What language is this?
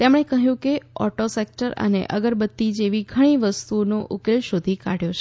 Gujarati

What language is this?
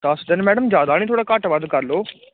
Punjabi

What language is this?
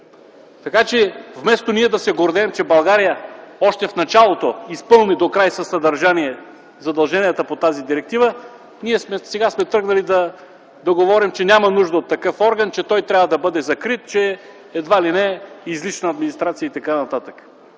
Bulgarian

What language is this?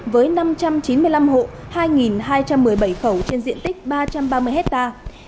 Vietnamese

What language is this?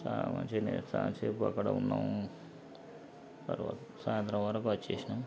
Telugu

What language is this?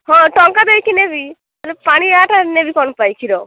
Odia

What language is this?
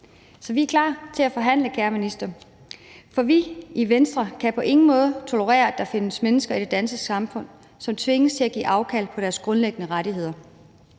Danish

